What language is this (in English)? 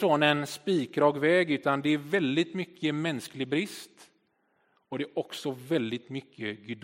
Swedish